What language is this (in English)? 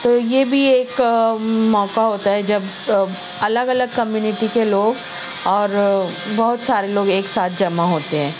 Urdu